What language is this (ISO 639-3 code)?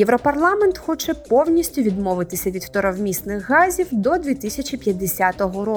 ukr